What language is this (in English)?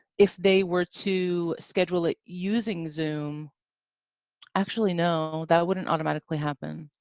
English